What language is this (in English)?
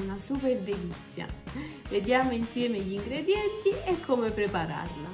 Italian